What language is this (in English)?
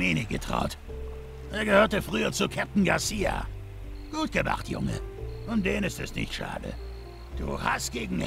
German